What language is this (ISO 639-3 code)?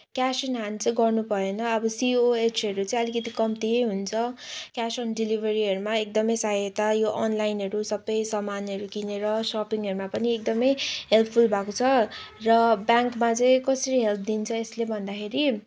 nep